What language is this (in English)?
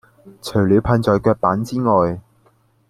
Cantonese